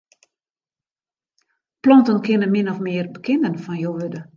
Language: Western Frisian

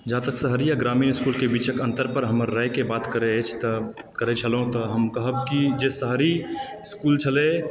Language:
Maithili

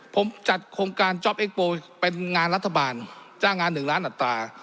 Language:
Thai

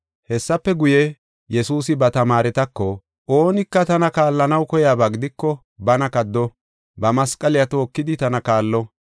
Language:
Gofa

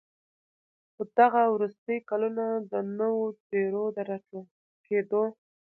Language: Pashto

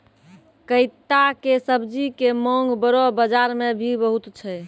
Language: Maithili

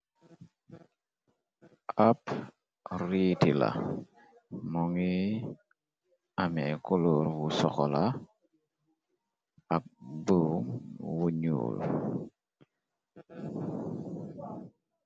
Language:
Wolof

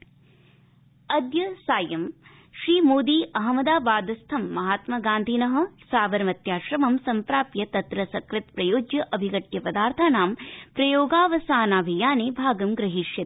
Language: Sanskrit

